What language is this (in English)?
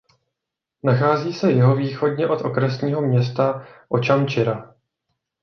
Czech